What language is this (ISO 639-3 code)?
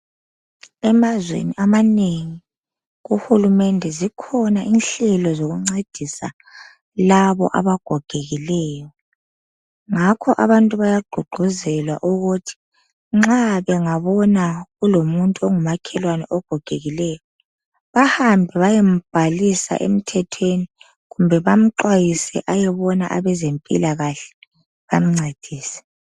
nde